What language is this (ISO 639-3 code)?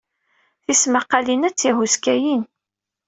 kab